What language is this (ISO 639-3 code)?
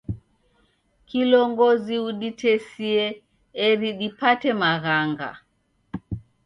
dav